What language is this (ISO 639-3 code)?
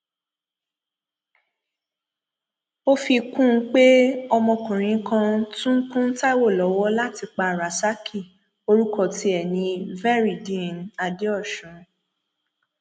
yor